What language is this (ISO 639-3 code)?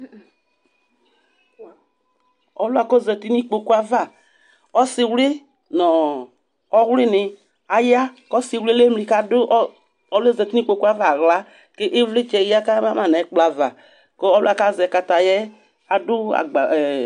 kpo